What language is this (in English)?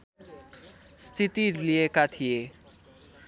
Nepali